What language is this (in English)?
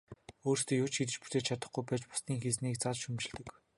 Mongolian